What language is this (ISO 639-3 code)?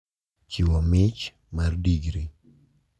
luo